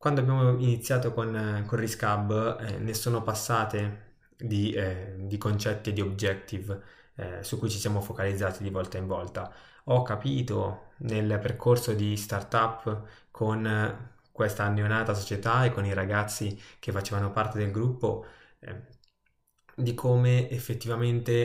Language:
Italian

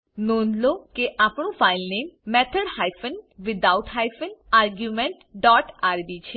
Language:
Gujarati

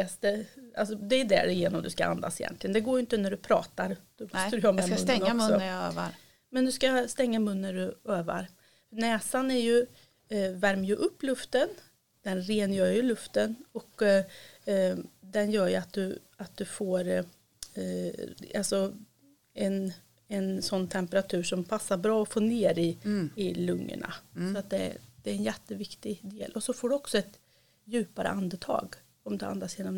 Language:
Swedish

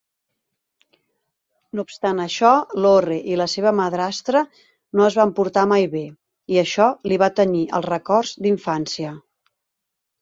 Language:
Catalan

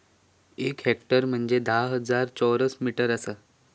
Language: Marathi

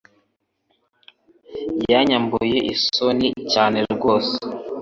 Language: Kinyarwanda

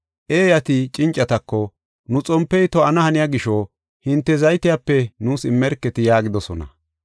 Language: Gofa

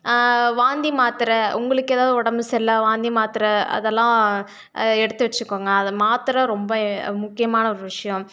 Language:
Tamil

